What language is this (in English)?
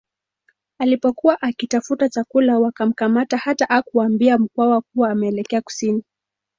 Swahili